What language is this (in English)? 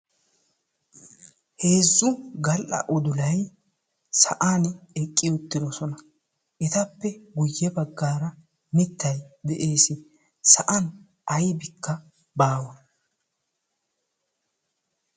Wolaytta